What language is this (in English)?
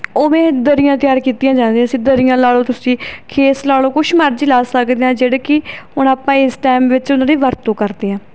Punjabi